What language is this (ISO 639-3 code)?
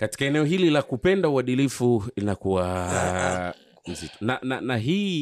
swa